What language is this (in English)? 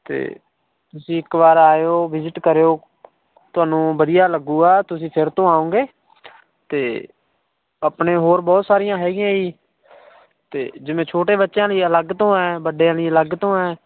Punjabi